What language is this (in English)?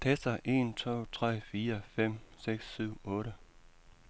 Danish